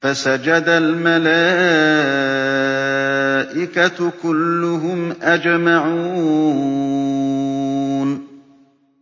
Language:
Arabic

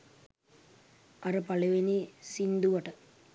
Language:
Sinhala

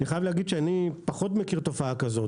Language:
Hebrew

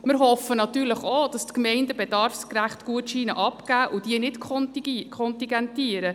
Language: Swiss German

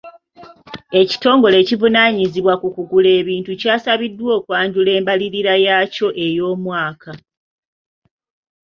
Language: Ganda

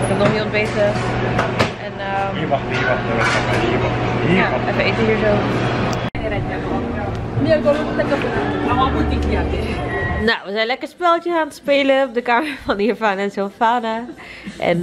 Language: Dutch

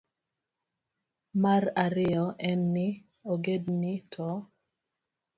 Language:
Luo (Kenya and Tanzania)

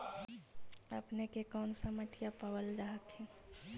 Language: Magahi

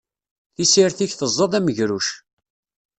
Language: Kabyle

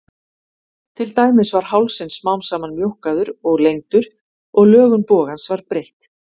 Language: Icelandic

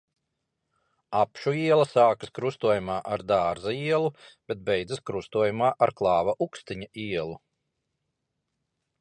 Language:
Latvian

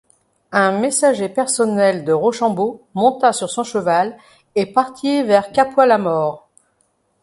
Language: French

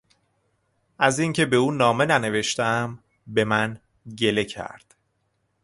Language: Persian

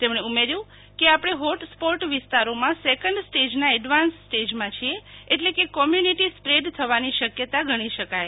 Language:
Gujarati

